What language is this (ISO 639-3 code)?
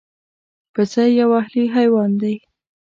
pus